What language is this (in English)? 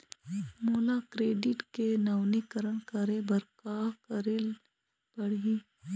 Chhattisgarhi